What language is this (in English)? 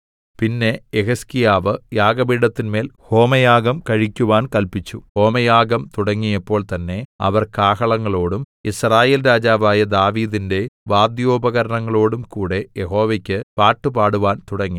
Malayalam